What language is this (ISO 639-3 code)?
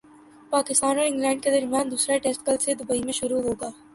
urd